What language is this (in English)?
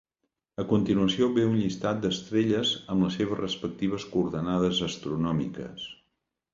Catalan